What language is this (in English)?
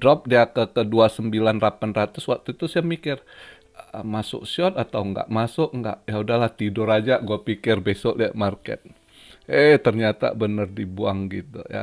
Indonesian